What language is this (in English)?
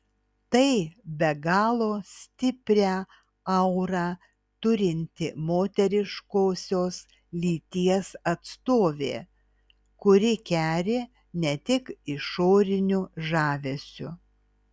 Lithuanian